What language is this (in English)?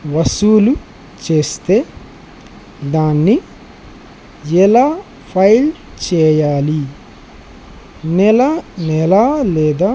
Telugu